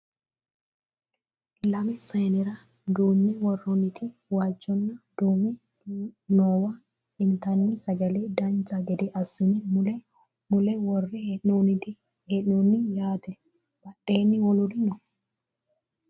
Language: Sidamo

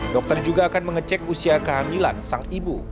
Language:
Indonesian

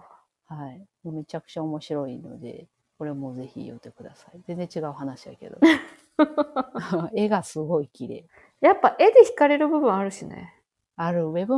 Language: Japanese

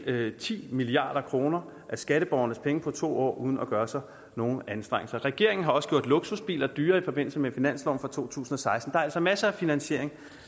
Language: Danish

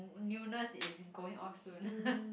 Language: English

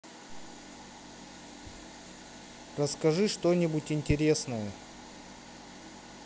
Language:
Russian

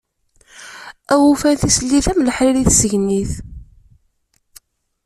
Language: Kabyle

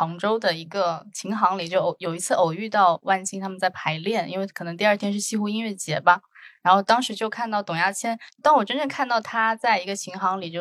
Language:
Chinese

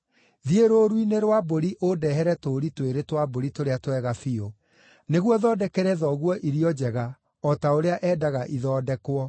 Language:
Kikuyu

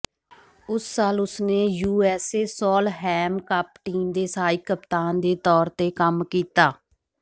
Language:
Punjabi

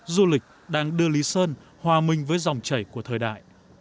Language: Vietnamese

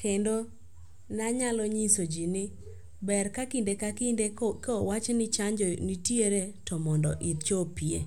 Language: Luo (Kenya and Tanzania)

